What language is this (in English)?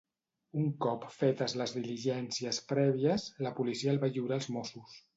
Catalan